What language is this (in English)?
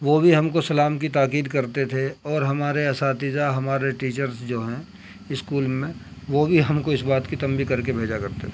Urdu